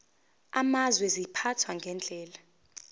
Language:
Zulu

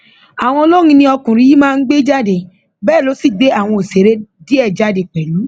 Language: Yoruba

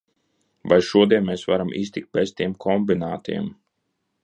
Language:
Latvian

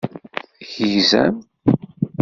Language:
Kabyle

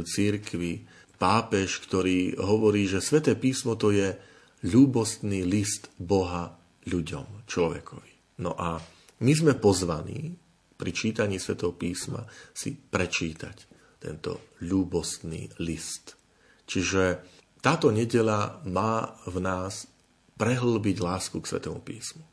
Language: Slovak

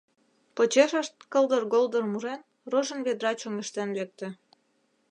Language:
Mari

